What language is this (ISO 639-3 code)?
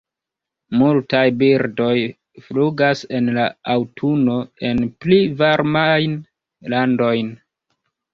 epo